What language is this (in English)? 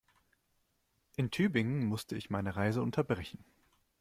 German